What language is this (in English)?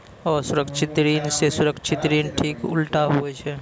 Maithili